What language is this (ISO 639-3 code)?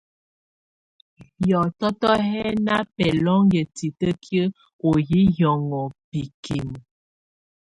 tvu